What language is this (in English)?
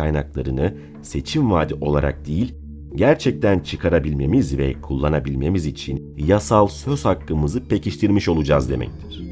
Turkish